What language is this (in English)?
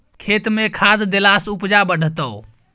Maithili